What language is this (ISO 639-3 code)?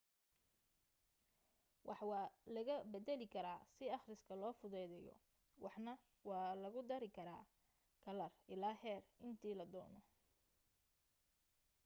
som